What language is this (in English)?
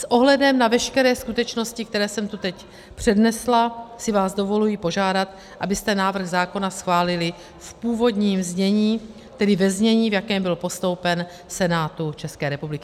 Czech